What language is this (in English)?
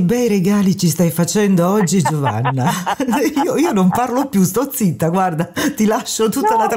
Italian